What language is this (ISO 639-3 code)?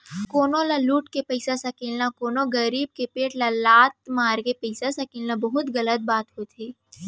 hne